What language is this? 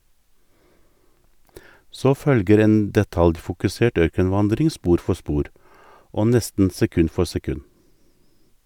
Norwegian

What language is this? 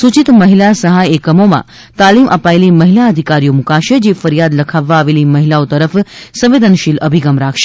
Gujarati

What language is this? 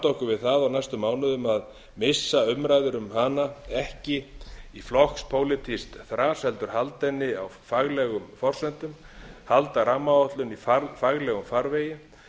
Icelandic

